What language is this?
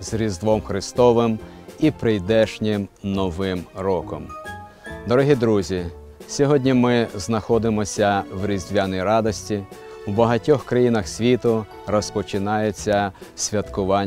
Ukrainian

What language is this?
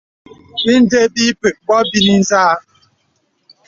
Bebele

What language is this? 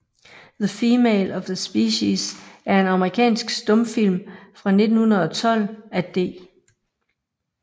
Danish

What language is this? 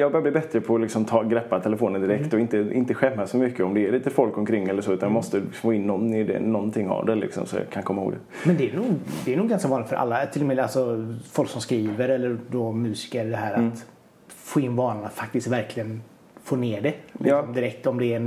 Swedish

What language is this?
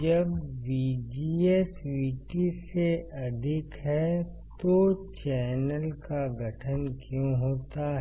Hindi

